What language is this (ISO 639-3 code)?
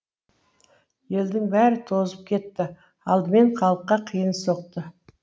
kaz